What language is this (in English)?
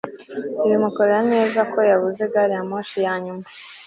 Kinyarwanda